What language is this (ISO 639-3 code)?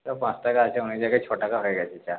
ben